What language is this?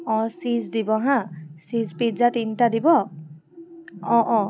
Assamese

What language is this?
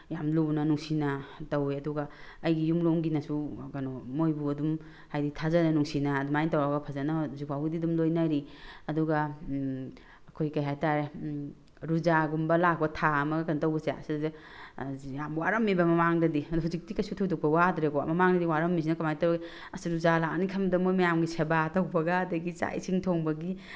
Manipuri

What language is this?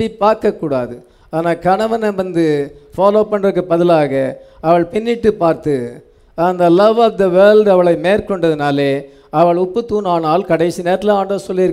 English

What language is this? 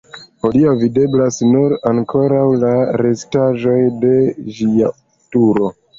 Esperanto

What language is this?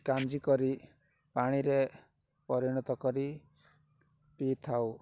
Odia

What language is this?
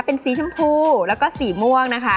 Thai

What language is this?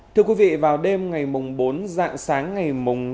Vietnamese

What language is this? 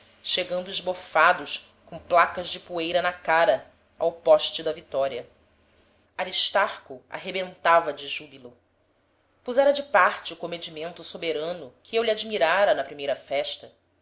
Portuguese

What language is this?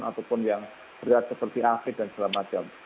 Indonesian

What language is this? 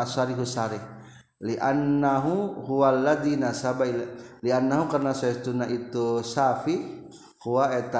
Indonesian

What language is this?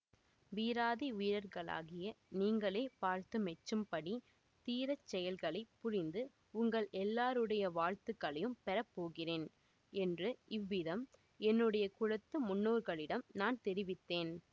Tamil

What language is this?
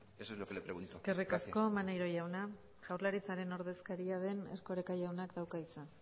Basque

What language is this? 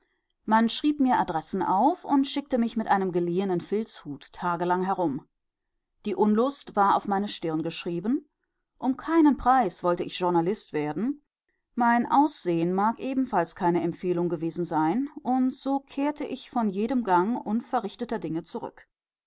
German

